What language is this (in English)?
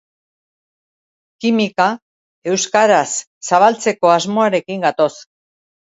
Basque